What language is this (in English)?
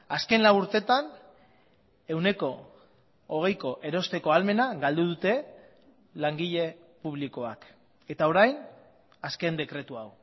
Basque